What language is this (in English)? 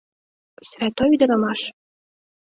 Mari